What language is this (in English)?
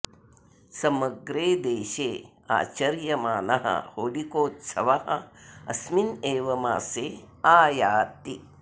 Sanskrit